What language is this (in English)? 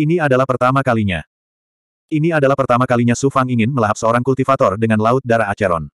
Indonesian